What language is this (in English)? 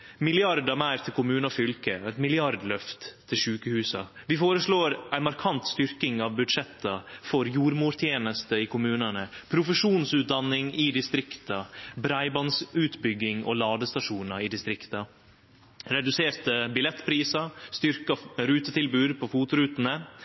Norwegian Nynorsk